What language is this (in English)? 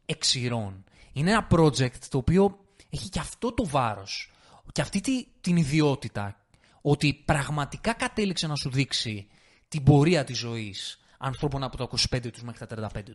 Greek